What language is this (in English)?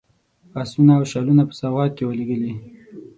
Pashto